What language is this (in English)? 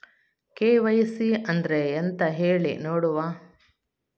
Kannada